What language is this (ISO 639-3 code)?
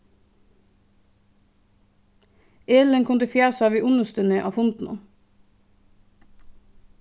fao